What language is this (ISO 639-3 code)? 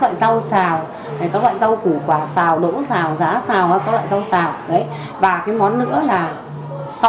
vie